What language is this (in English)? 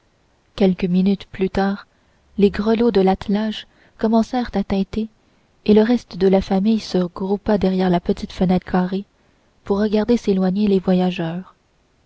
French